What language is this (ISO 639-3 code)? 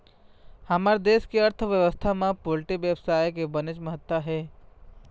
hne